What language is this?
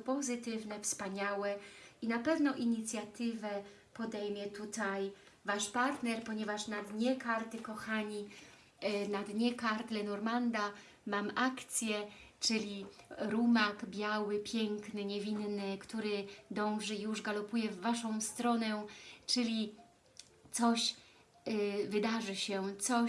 Polish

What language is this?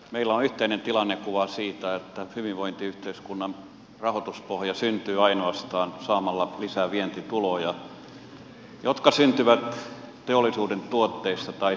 Finnish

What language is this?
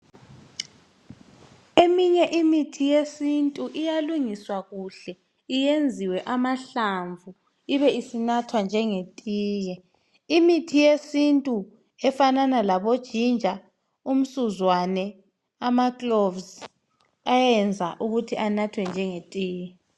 North Ndebele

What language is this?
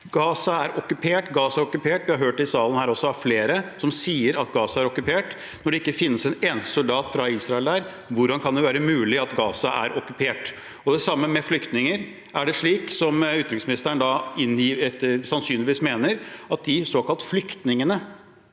Norwegian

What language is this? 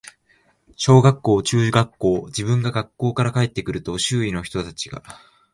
Japanese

